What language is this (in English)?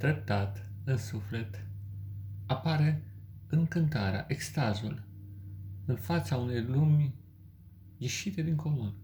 Romanian